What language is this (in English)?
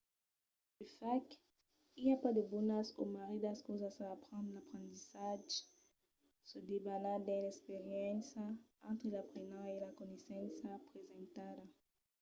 Occitan